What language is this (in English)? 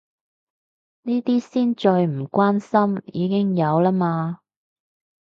Cantonese